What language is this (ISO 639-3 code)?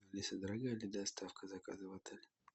rus